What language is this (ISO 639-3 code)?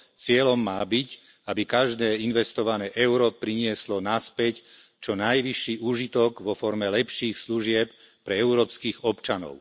slk